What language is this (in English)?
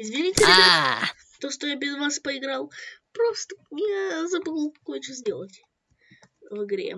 Russian